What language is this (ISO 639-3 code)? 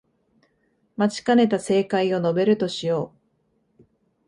jpn